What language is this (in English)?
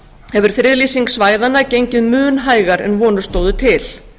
Icelandic